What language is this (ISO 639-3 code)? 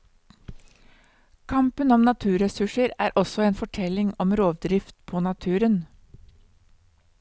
nor